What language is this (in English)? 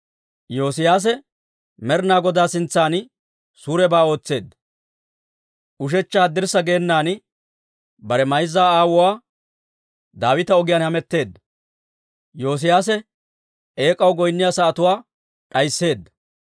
Dawro